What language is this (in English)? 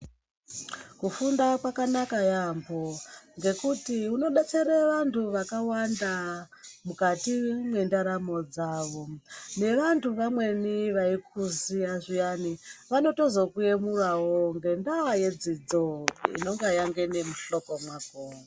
Ndau